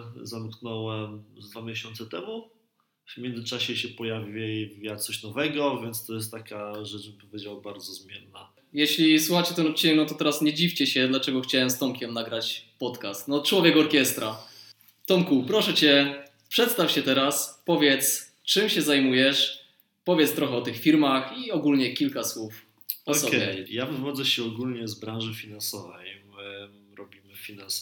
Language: Polish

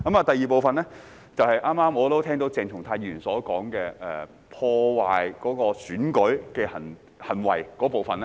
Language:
Cantonese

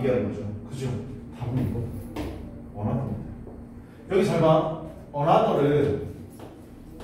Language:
Korean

